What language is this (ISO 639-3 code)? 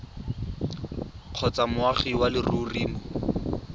tsn